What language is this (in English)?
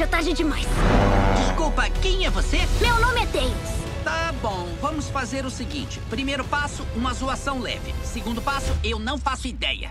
Portuguese